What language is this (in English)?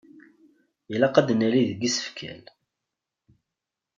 Kabyle